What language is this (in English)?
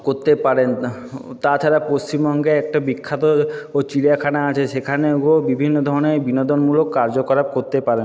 Bangla